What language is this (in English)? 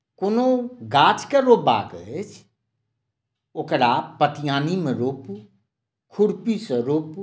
Maithili